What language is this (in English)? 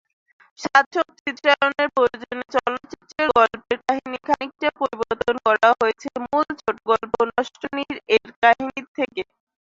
Bangla